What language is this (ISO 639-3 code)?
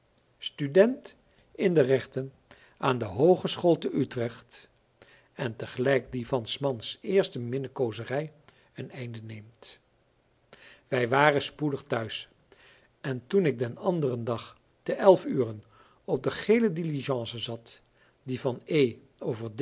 nld